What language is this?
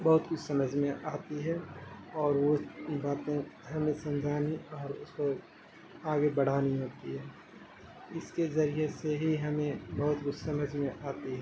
Urdu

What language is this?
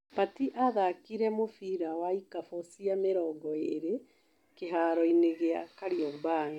Kikuyu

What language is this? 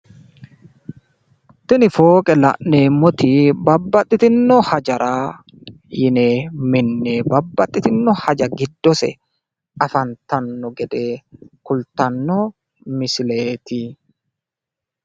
Sidamo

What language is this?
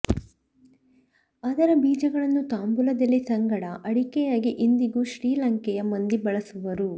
Kannada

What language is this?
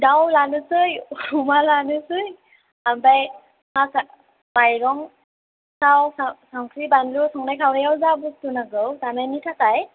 Bodo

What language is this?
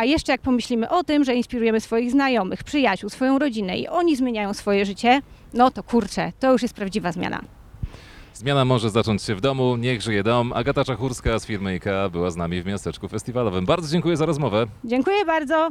Polish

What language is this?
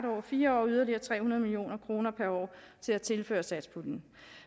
Danish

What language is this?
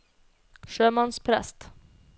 Norwegian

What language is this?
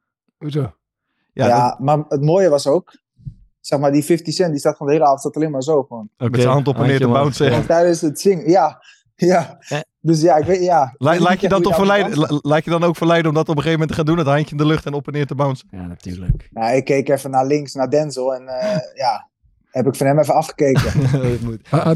Dutch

